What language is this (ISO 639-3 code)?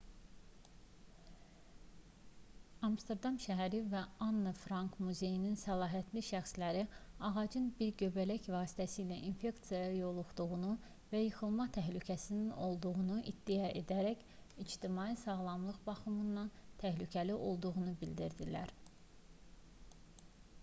aze